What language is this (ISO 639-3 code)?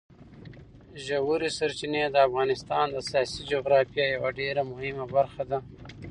pus